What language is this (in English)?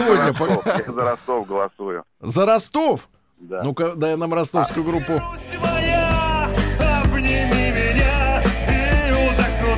Russian